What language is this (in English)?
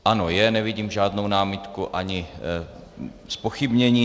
Czech